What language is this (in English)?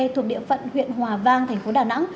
Vietnamese